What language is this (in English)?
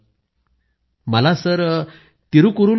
Marathi